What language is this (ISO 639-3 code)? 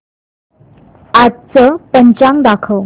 mar